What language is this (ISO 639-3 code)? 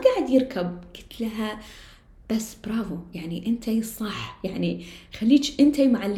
ara